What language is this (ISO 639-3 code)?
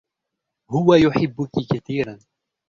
ara